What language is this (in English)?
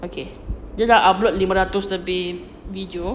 English